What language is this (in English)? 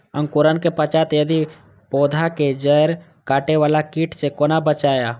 Maithili